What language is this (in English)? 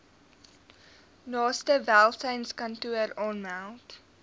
Afrikaans